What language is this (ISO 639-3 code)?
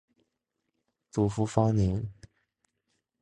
zho